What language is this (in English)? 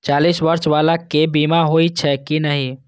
Maithili